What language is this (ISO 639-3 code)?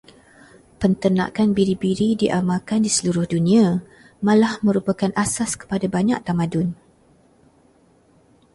msa